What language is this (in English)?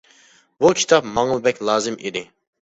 Uyghur